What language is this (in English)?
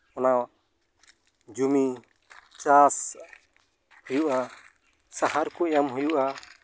Santali